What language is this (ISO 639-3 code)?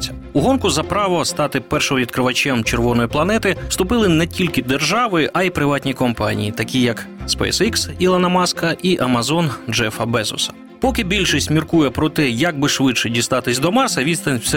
ukr